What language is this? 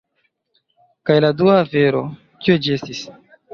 Esperanto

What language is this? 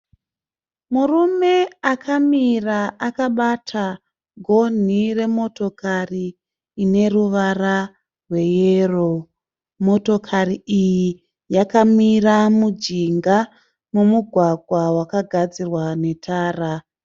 Shona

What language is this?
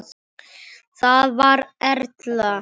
Icelandic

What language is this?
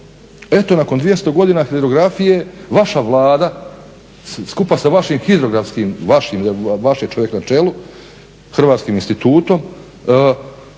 Croatian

